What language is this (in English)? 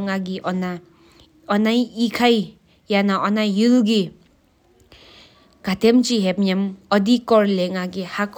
Sikkimese